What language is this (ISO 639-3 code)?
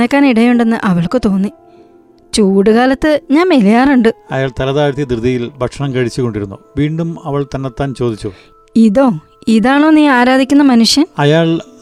mal